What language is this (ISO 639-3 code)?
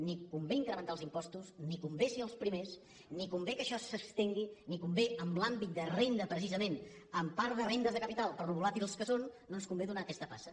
cat